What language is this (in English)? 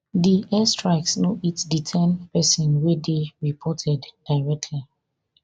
Nigerian Pidgin